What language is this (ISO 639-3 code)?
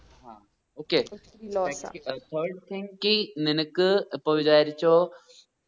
mal